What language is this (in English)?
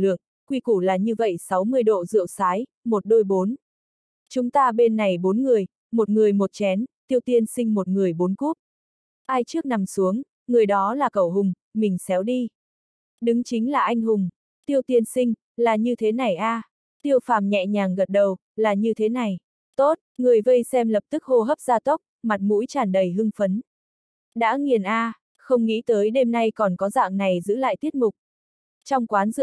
Vietnamese